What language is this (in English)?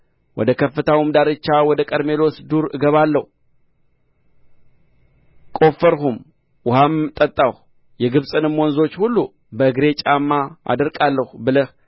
Amharic